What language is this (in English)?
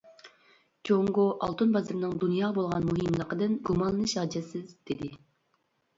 Uyghur